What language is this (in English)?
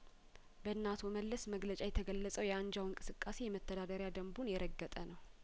Amharic